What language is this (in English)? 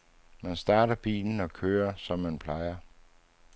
Danish